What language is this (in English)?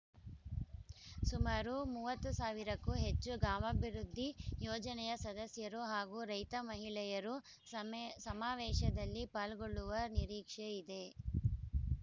Kannada